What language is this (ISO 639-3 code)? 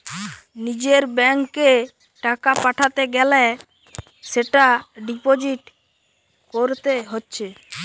ben